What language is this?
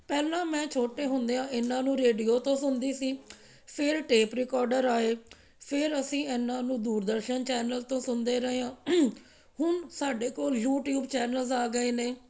Punjabi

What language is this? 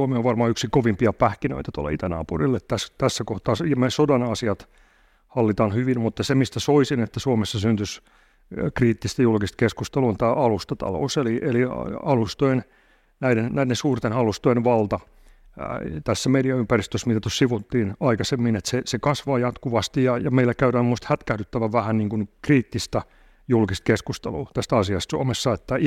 Finnish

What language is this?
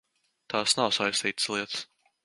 Latvian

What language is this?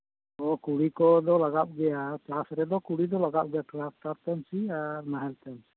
Santali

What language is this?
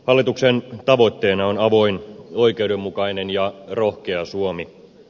Finnish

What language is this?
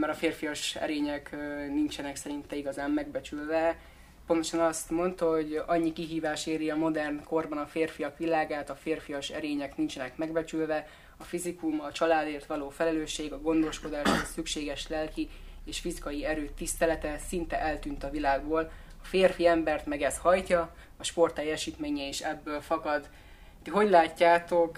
Hungarian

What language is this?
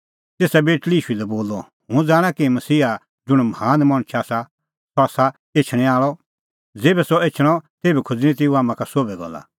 Kullu Pahari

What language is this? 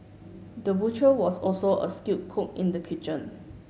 English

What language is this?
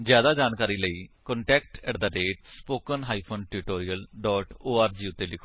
Punjabi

